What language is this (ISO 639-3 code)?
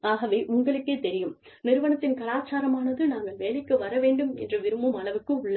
tam